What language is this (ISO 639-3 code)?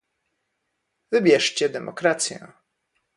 pol